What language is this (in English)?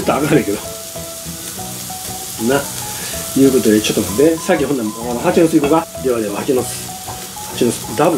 Japanese